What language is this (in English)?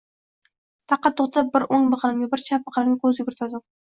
Uzbek